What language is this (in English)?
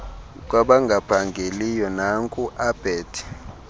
Xhosa